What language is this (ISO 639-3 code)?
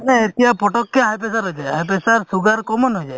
asm